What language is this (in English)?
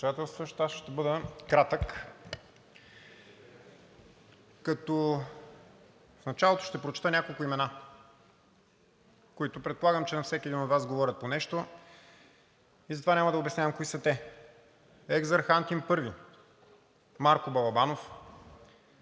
Bulgarian